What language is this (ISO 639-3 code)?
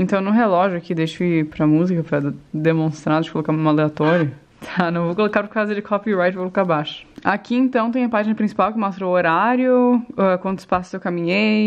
por